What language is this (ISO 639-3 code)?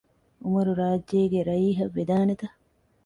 div